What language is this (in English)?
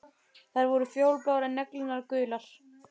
Icelandic